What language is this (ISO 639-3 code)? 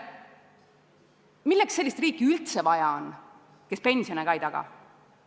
est